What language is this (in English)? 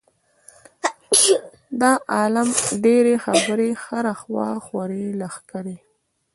Pashto